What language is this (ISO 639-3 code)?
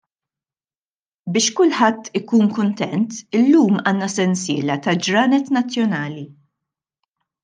mlt